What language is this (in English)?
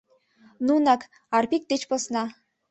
Mari